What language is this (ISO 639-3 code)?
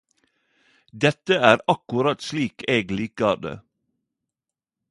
nno